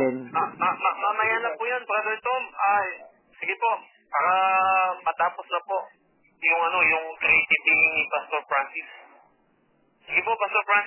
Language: Filipino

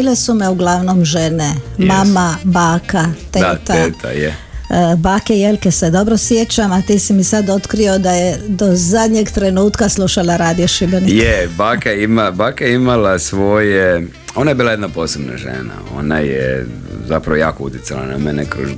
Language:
Croatian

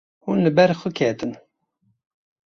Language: Kurdish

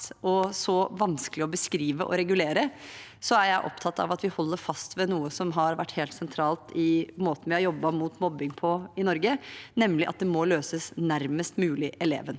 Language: Norwegian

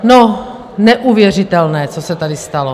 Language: Czech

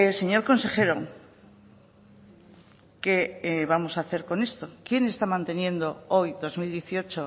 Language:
Spanish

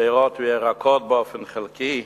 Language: Hebrew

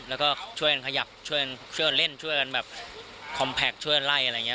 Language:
Thai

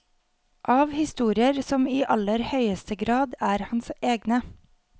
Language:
Norwegian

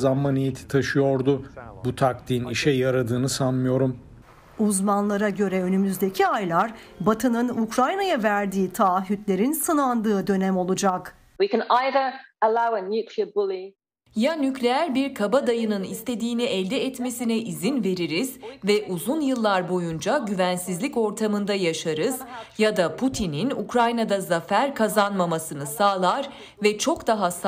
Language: Turkish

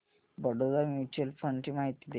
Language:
Marathi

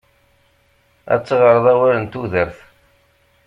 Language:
Kabyle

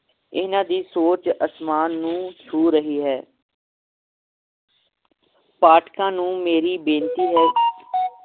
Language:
Punjabi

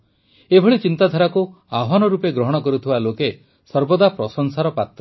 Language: Odia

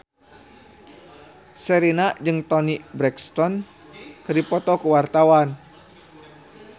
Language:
Sundanese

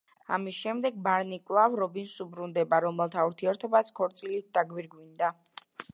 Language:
Georgian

